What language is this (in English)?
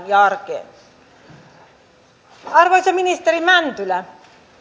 Finnish